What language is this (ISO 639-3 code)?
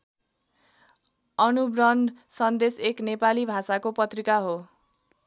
nep